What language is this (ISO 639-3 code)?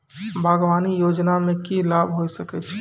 mai